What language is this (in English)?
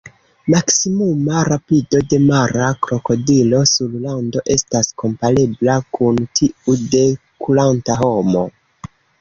Esperanto